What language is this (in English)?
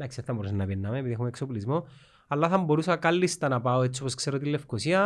Greek